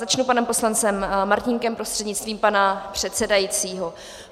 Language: Czech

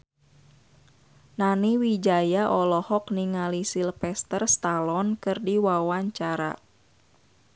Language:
Sundanese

